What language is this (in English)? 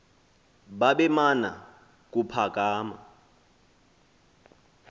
Xhosa